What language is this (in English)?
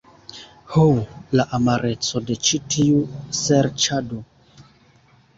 Esperanto